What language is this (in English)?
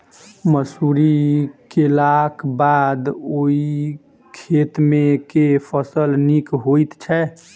Maithili